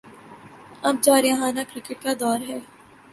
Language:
Urdu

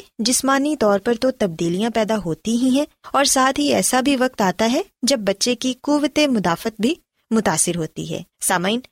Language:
Urdu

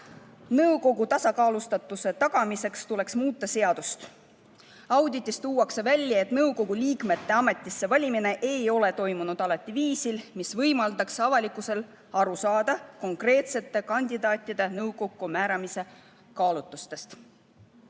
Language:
Estonian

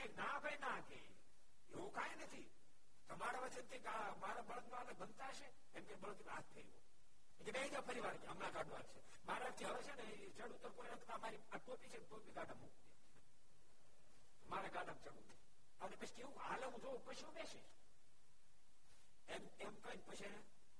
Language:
Gujarati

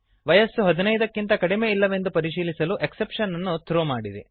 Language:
Kannada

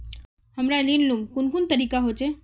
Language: Magahi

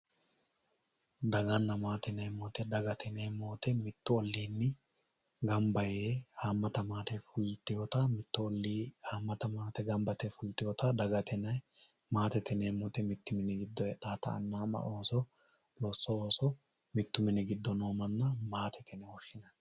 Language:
Sidamo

